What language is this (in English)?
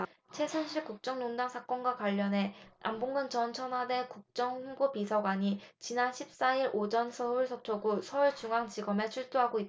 Korean